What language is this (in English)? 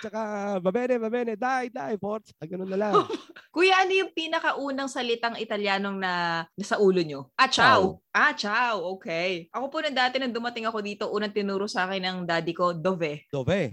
Filipino